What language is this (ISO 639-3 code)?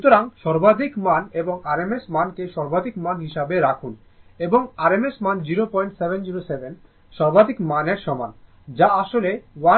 ben